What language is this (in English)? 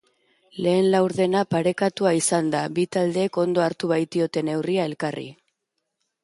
Basque